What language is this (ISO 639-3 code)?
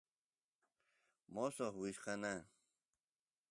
qus